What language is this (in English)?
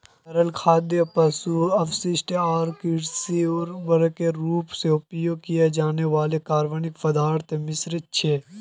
Magahi